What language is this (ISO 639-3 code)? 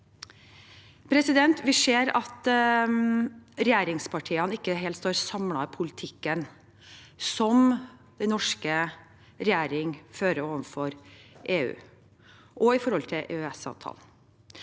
nor